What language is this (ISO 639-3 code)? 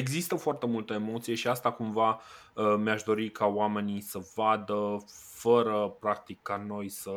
ron